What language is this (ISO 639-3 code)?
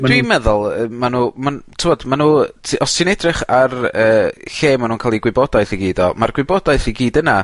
cym